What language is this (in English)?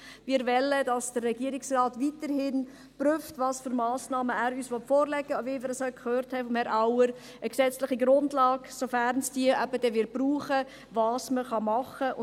Swiss German